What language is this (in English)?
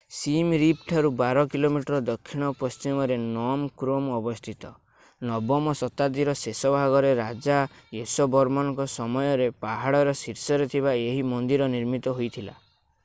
Odia